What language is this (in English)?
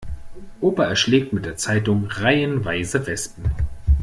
German